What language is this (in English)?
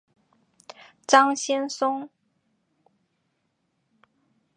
Chinese